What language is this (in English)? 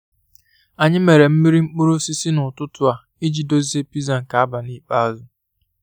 Igbo